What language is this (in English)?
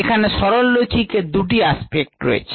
Bangla